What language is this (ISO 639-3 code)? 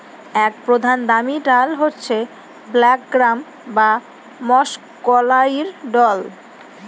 ben